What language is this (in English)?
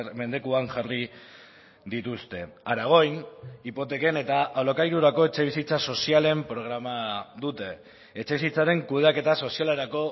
Basque